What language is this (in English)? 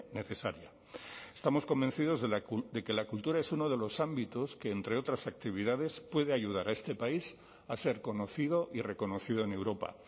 Spanish